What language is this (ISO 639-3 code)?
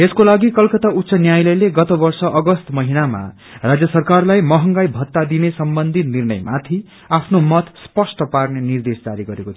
nep